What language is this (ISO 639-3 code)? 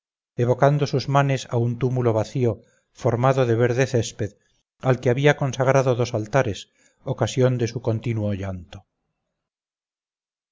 spa